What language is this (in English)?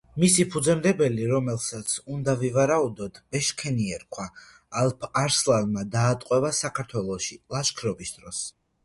Georgian